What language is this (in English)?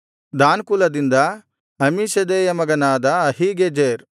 Kannada